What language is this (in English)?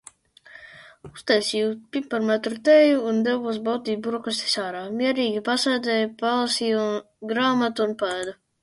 Latvian